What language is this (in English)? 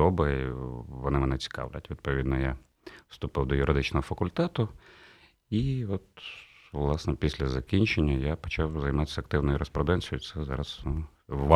Ukrainian